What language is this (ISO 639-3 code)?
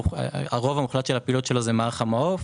heb